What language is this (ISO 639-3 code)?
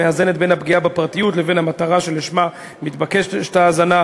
heb